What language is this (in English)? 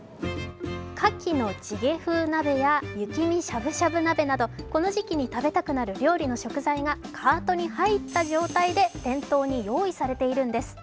Japanese